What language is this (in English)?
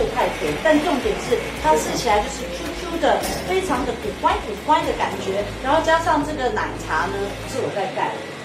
Chinese